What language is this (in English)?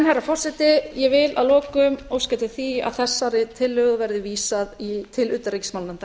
Icelandic